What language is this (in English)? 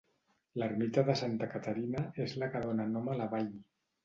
Catalan